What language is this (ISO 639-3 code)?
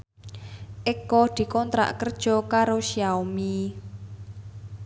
jav